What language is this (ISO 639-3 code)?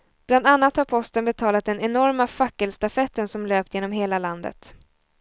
swe